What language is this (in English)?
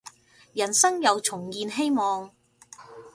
Cantonese